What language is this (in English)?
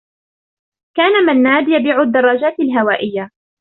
Arabic